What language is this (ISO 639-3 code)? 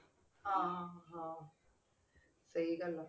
pan